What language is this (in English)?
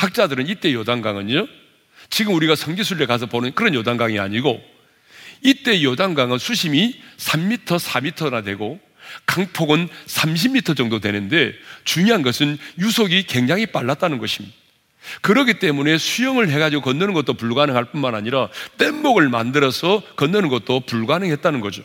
Korean